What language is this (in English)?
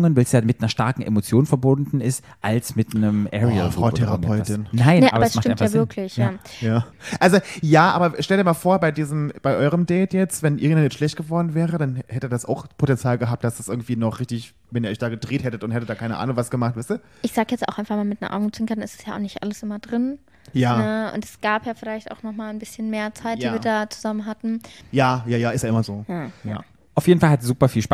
German